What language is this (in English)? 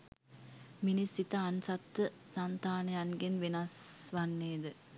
Sinhala